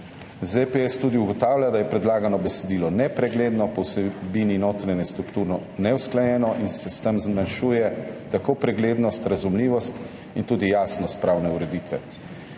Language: Slovenian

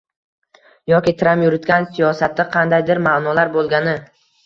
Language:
Uzbek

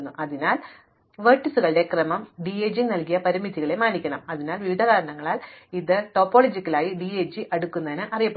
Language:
Malayalam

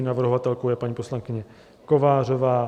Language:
Czech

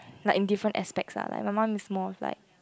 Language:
English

